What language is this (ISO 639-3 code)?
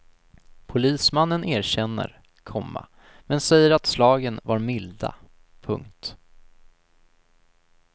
swe